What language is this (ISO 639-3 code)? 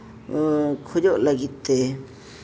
sat